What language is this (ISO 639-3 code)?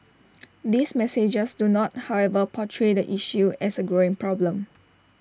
eng